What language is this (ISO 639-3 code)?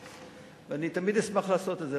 heb